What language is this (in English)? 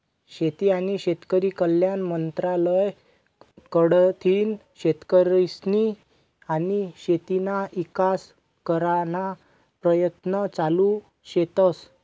Marathi